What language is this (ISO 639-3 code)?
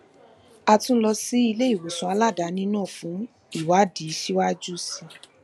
yor